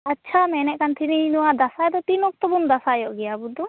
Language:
Santali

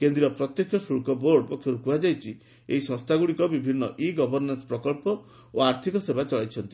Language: Odia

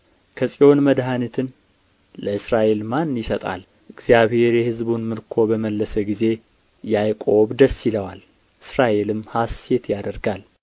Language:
Amharic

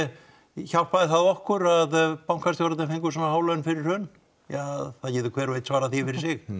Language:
Icelandic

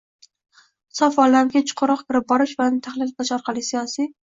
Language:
Uzbek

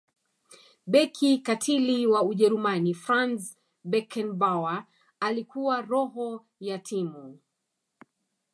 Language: Swahili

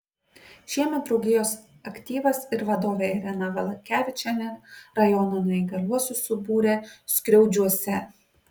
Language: Lithuanian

